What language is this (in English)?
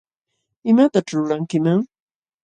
Jauja Wanca Quechua